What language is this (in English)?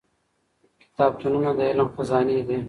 Pashto